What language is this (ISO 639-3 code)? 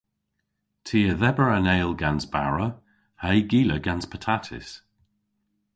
cor